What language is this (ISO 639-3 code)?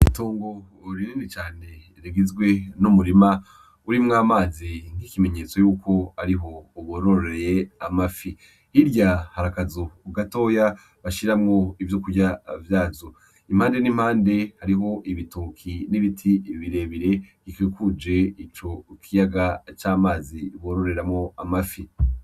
run